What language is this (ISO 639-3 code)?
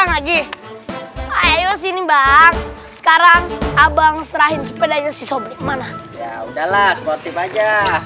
ind